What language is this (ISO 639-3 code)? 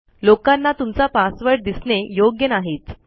mar